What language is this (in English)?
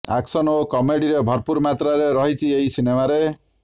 Odia